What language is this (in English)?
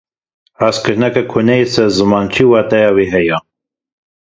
Kurdish